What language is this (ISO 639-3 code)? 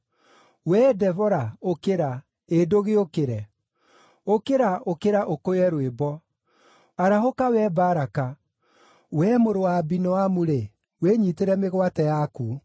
kik